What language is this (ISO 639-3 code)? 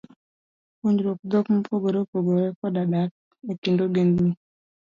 luo